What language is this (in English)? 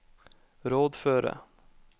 Norwegian